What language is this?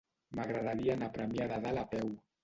Catalan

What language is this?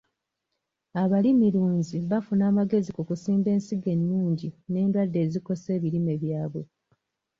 Ganda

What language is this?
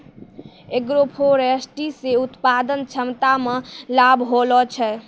Maithili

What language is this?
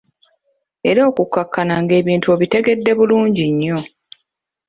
Ganda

